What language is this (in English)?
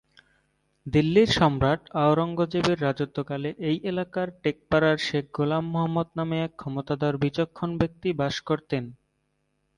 Bangla